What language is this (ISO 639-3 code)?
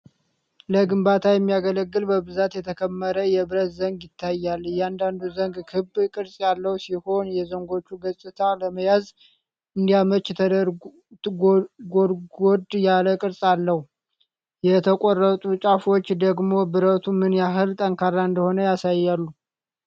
amh